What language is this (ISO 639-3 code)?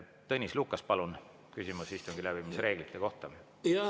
est